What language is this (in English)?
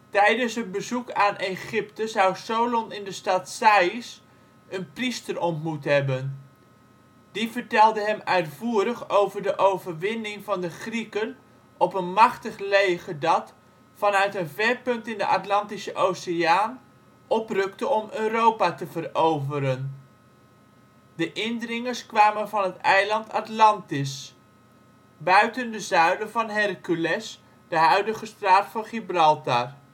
Dutch